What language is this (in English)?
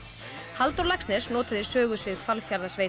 Icelandic